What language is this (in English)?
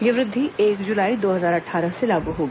Hindi